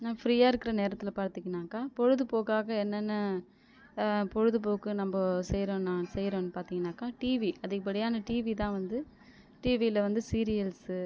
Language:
Tamil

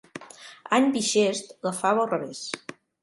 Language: Catalan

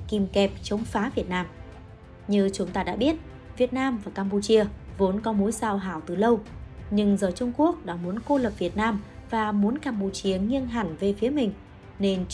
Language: Vietnamese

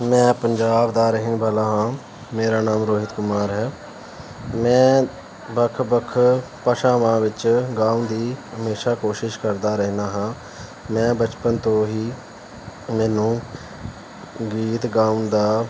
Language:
Punjabi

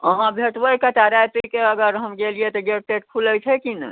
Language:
Maithili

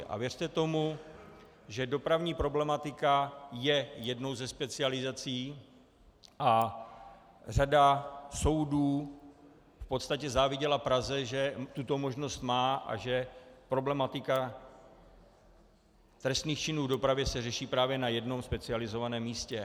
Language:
Czech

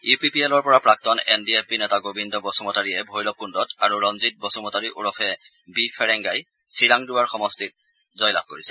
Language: Assamese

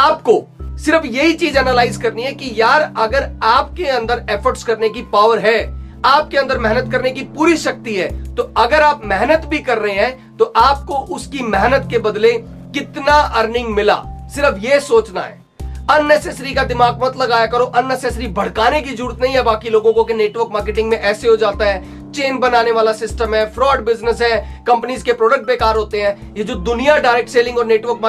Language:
Hindi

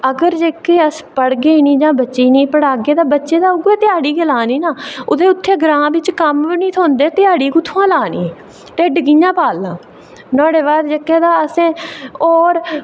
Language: Dogri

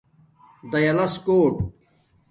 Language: Domaaki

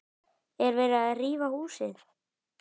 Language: Icelandic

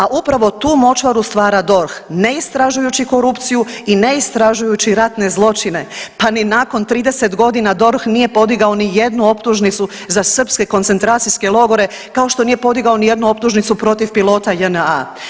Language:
Croatian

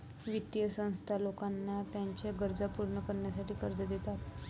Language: Marathi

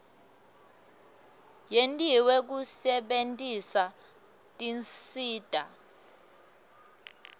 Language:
Swati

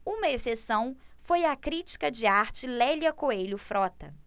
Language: Portuguese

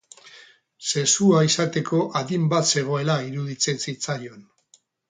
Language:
Basque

